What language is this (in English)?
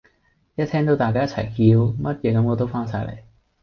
Cantonese